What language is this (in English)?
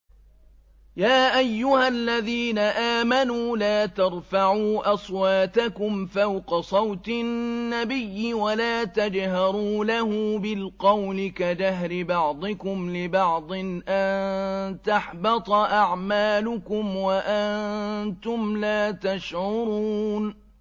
Arabic